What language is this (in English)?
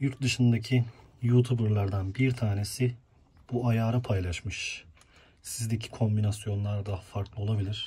Turkish